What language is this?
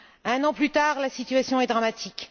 French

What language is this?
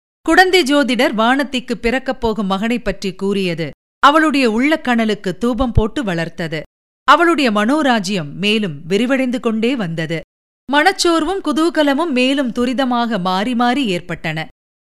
Tamil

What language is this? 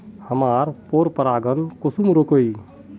Magahi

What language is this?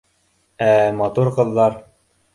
Bashkir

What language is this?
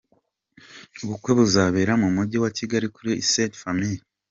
Kinyarwanda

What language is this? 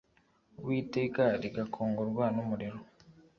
Kinyarwanda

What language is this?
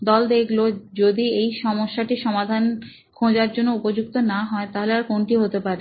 Bangla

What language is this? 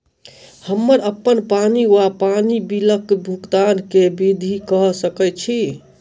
Maithili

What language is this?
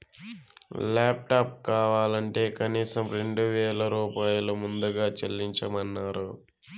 Telugu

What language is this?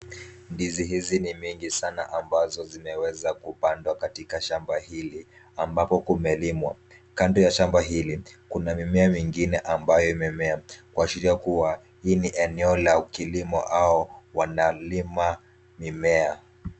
Swahili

